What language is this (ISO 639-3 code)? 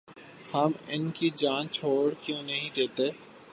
urd